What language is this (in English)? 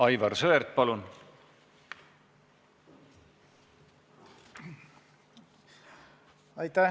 Estonian